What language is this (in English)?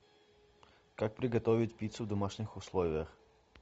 Russian